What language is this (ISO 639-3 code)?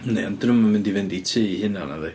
cym